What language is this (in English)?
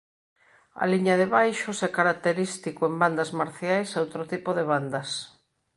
Galician